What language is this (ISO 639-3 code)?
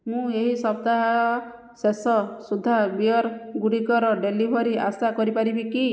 ori